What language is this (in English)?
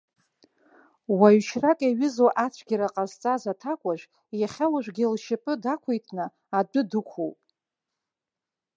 Abkhazian